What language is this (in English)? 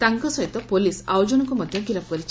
Odia